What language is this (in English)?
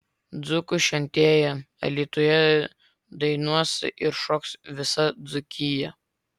Lithuanian